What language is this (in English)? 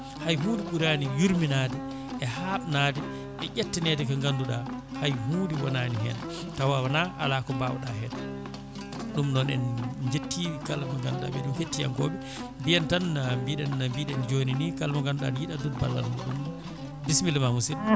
Fula